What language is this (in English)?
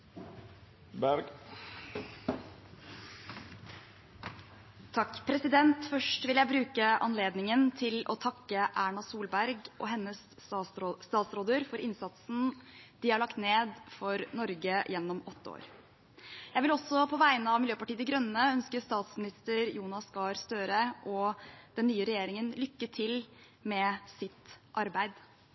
Norwegian